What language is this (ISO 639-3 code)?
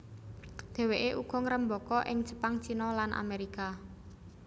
jav